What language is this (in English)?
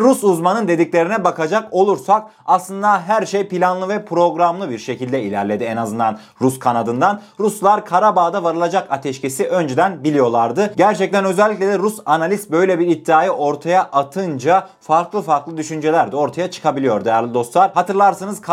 Turkish